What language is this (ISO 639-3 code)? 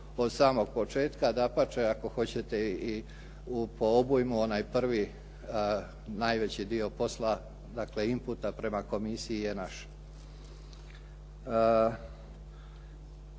hrv